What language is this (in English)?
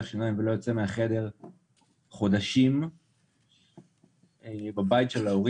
Hebrew